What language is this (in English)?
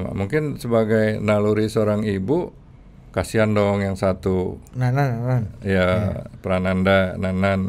Indonesian